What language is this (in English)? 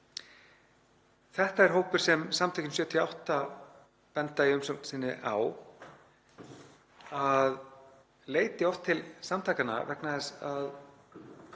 Icelandic